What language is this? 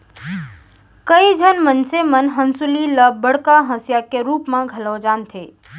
Chhattisgarhi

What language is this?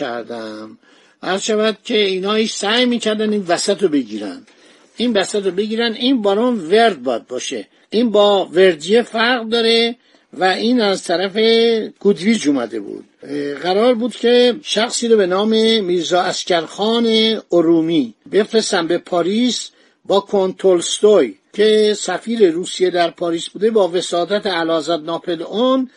Persian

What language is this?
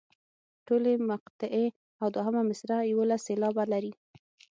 Pashto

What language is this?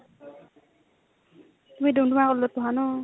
Assamese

